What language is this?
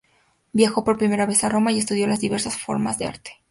Spanish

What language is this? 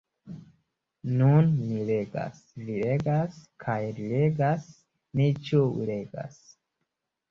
Esperanto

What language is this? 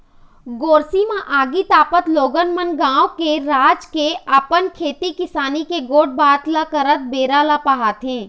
Chhattisgarhi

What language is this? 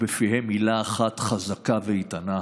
Hebrew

